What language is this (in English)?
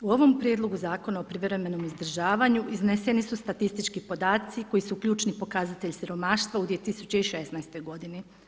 Croatian